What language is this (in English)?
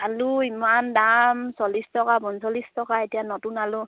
Assamese